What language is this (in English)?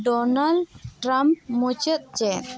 Santali